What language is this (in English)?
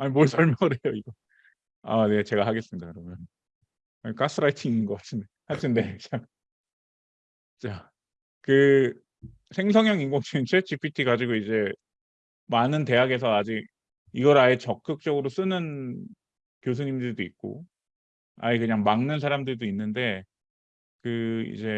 Korean